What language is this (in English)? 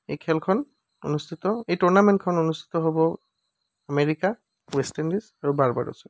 Assamese